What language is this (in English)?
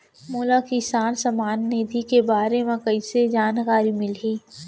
Chhattisgarhi